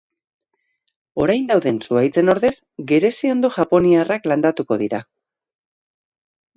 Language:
Basque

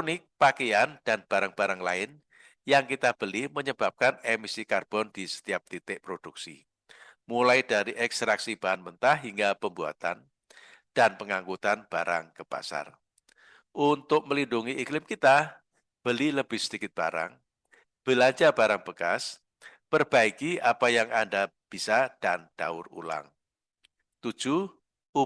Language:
Indonesian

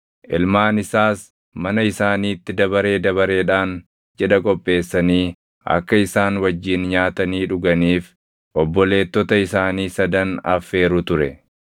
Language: Oromo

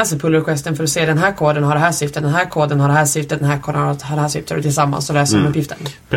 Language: Swedish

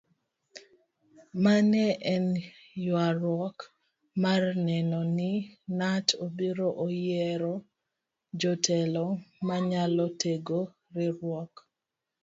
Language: Luo (Kenya and Tanzania)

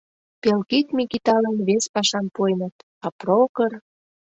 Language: Mari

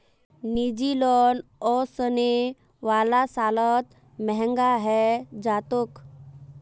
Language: Magahi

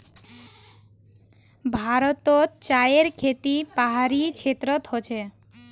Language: Magahi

